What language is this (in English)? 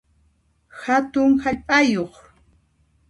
Puno Quechua